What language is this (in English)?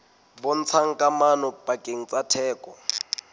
Southern Sotho